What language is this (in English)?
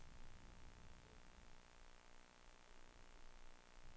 Danish